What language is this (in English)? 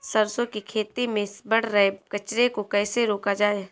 Hindi